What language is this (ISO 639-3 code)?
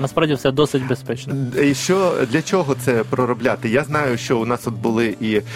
ukr